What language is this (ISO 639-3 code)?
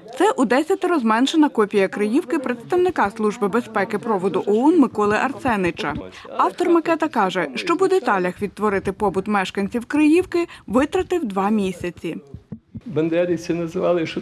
ukr